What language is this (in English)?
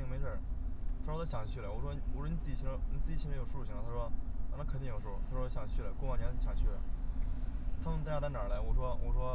Chinese